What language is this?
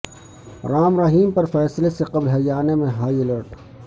Urdu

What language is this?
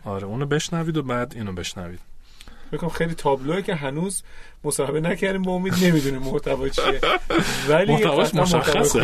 Persian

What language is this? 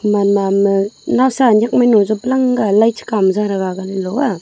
Wancho Naga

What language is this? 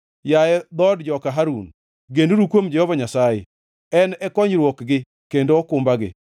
Luo (Kenya and Tanzania)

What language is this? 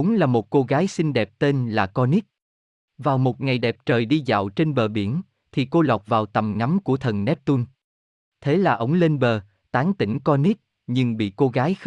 Vietnamese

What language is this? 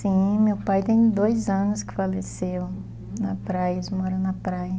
Portuguese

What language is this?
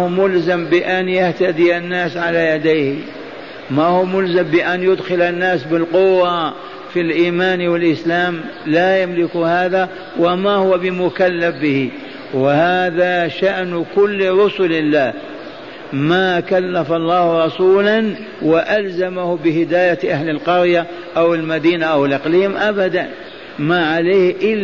Arabic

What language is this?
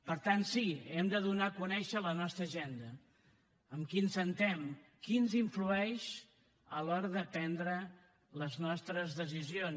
Catalan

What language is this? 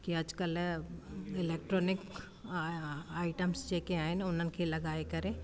Sindhi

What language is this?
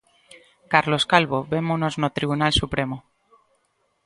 Galician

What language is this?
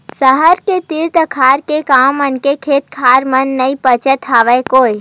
Chhattisgarhi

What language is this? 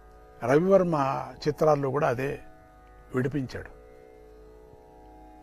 Indonesian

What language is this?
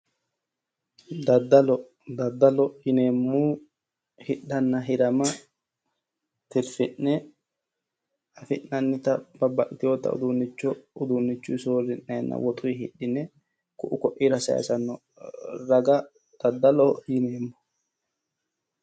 Sidamo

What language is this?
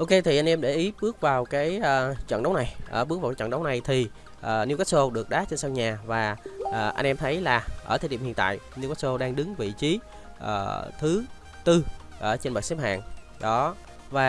Vietnamese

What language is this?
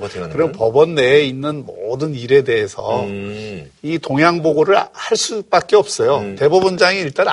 Korean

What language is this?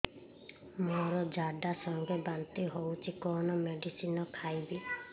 Odia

